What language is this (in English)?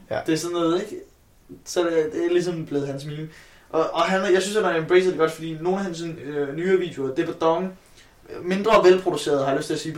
Danish